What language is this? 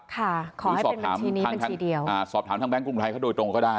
Thai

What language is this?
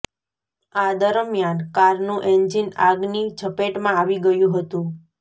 Gujarati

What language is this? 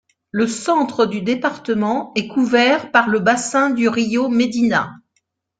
French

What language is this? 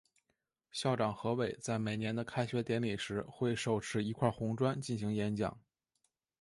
Chinese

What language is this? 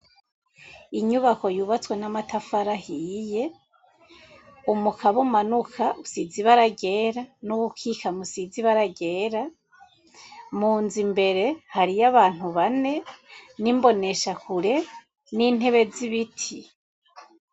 Rundi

